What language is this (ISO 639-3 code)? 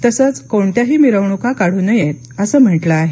mar